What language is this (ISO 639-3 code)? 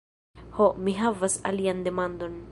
epo